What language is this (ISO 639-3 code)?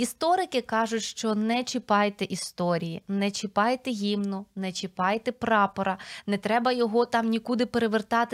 ukr